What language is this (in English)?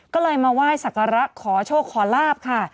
Thai